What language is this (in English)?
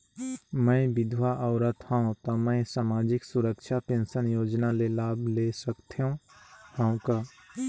Chhattisgarhi